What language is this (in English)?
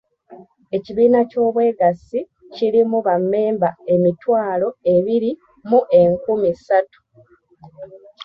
Ganda